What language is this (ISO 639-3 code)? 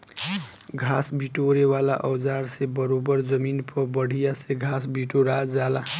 bho